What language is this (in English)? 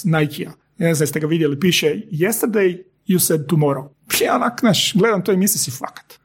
Croatian